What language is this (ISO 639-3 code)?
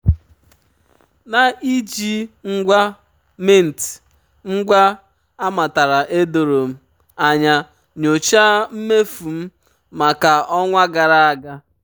ibo